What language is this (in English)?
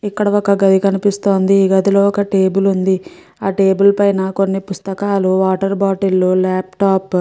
Telugu